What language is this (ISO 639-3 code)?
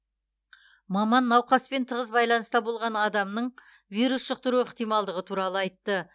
kaz